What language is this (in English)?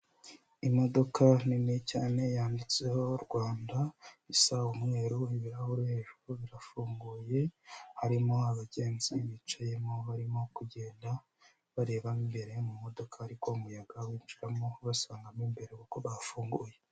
Kinyarwanda